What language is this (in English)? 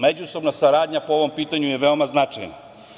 Serbian